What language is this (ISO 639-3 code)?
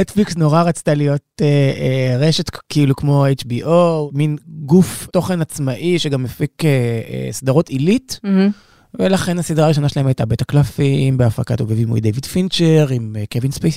heb